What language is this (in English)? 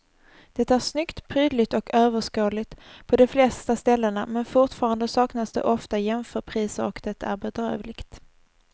Swedish